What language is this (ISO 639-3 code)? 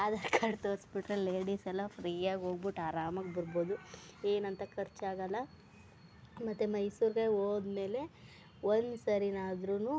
kan